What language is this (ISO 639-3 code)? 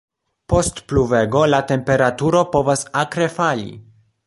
epo